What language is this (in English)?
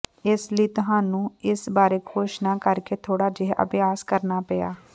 Punjabi